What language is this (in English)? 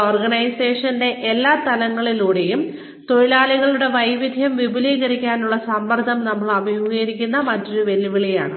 Malayalam